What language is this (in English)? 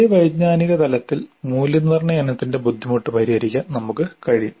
Malayalam